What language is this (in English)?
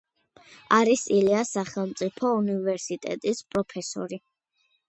Georgian